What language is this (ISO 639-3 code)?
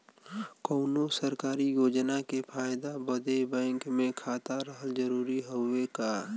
bho